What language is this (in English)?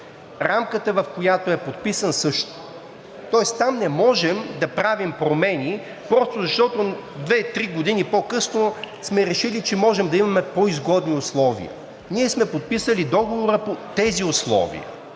Bulgarian